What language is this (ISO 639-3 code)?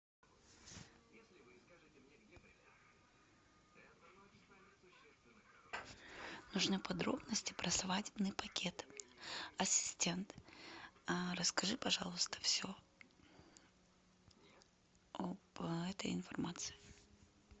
rus